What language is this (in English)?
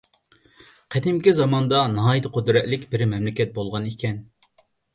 Uyghur